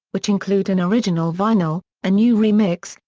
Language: English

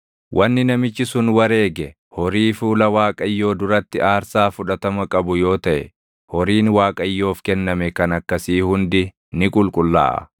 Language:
Oromo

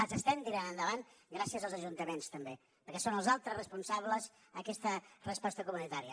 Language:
Catalan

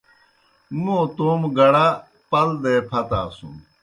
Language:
Kohistani Shina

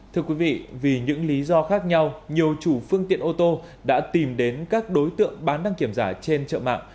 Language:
Vietnamese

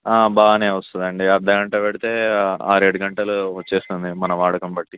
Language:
Telugu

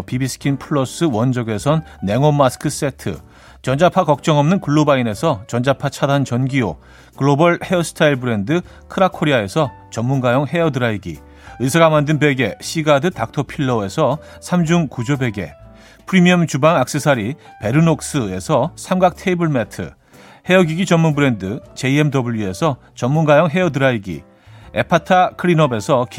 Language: Korean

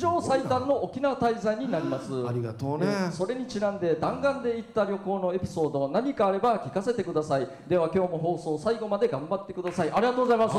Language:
Japanese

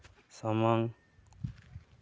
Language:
Santali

